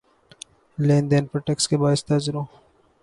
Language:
Urdu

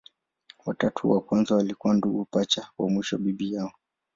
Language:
Swahili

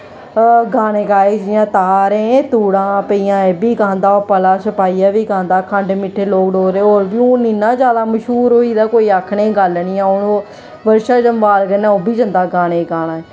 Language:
Dogri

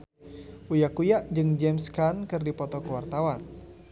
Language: Sundanese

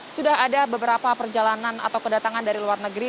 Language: Indonesian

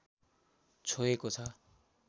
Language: Nepali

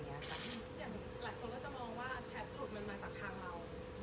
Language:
Thai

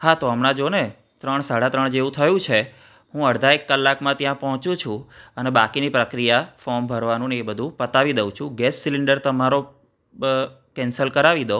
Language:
Gujarati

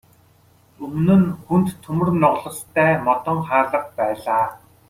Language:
Mongolian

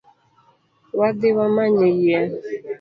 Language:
Luo (Kenya and Tanzania)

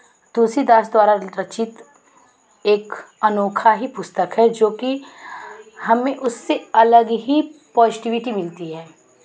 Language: Hindi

